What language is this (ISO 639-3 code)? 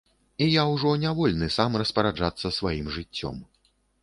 bel